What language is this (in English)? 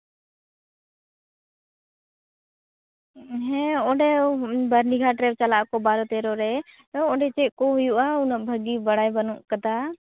Santali